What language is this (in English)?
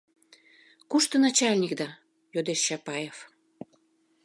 Mari